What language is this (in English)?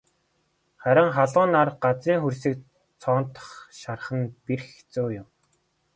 Mongolian